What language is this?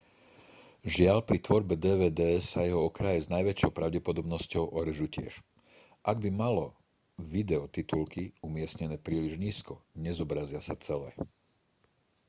Slovak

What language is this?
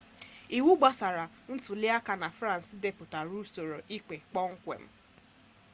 Igbo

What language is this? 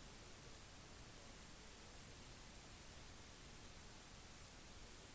Norwegian Bokmål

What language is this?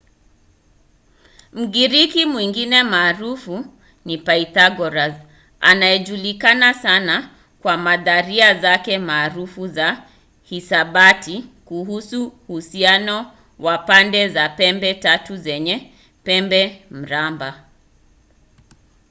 Swahili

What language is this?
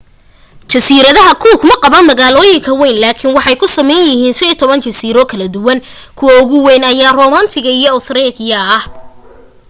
Somali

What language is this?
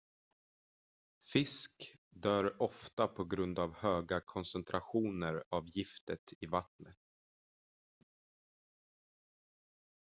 Swedish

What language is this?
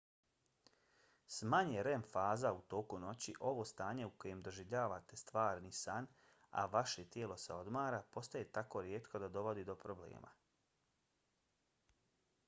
Bosnian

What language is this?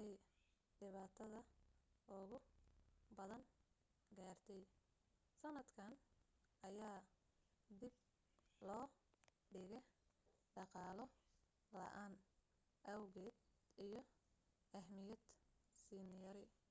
Somali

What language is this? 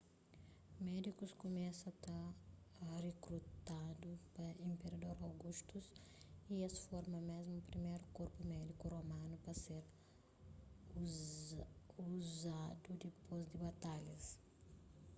Kabuverdianu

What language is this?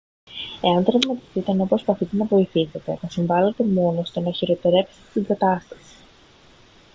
Greek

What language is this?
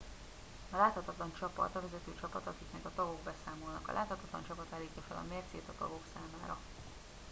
Hungarian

